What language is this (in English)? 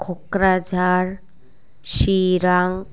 Bodo